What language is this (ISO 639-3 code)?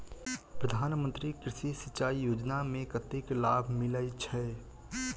mai